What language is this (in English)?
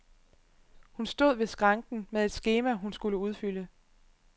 Danish